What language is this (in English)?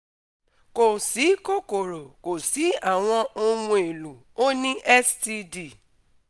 Yoruba